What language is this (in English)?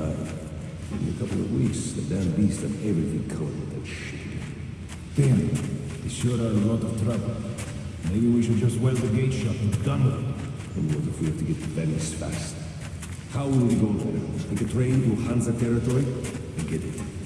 English